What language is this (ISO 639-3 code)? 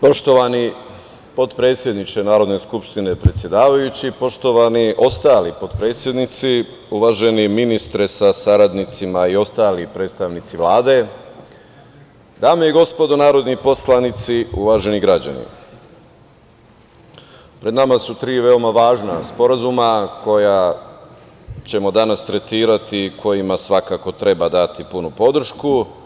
srp